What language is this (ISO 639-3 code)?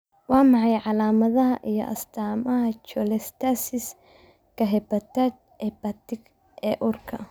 som